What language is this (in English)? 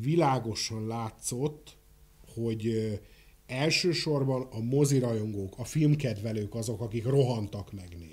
Hungarian